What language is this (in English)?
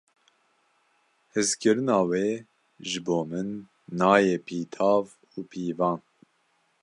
Kurdish